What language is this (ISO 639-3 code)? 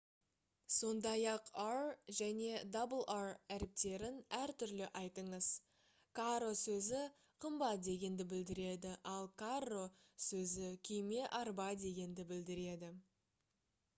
kaz